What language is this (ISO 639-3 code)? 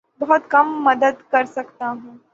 urd